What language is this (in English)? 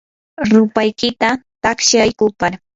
Yanahuanca Pasco Quechua